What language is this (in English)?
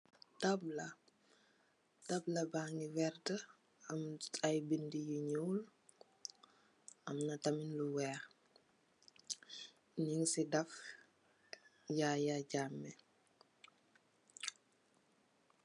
Wolof